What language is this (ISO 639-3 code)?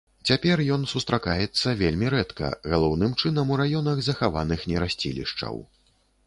bel